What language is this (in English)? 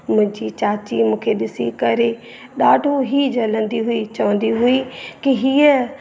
Sindhi